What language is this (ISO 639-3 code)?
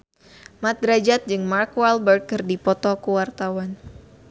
sun